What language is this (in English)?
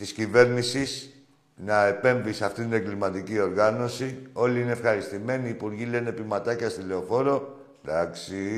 Greek